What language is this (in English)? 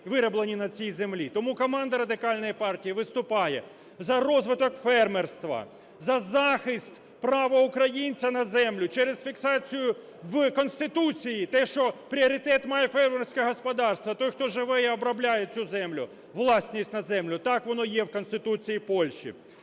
Ukrainian